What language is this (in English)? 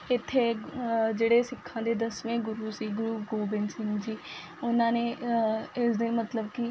Punjabi